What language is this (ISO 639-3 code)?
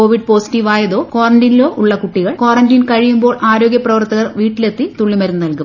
mal